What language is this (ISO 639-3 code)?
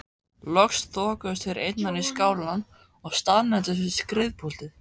isl